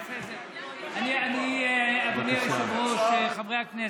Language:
Hebrew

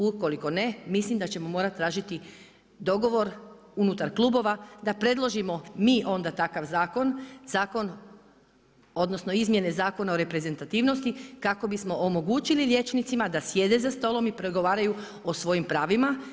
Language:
Croatian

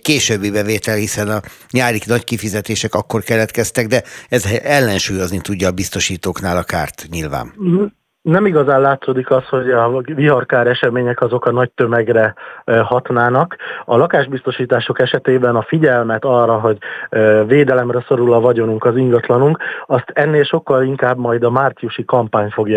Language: Hungarian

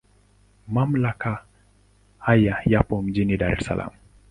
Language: Swahili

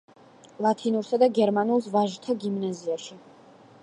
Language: Georgian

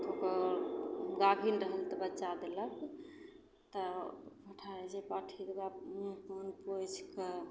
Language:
Maithili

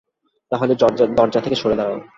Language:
Bangla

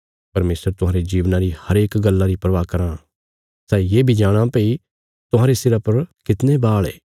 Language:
Bilaspuri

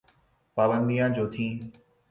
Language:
Urdu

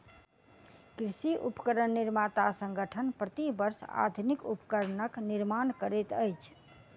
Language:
Maithili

